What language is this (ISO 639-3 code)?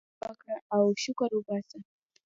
pus